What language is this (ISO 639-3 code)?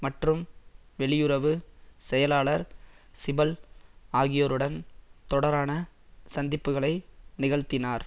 tam